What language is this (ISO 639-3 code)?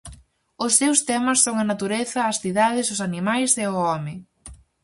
glg